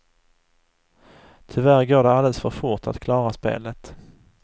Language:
Swedish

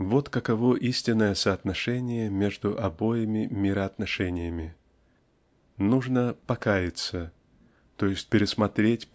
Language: Russian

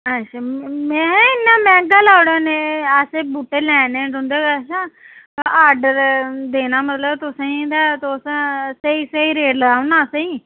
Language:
Dogri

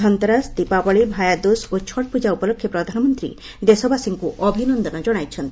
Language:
Odia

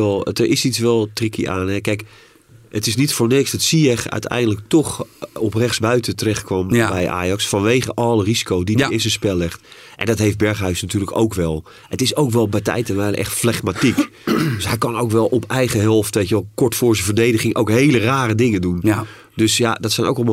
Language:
Dutch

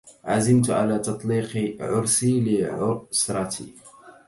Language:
Arabic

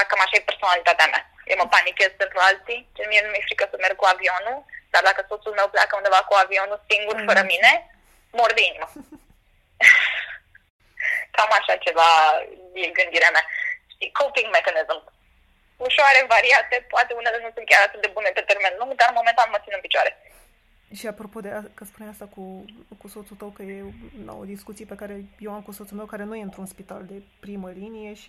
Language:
Romanian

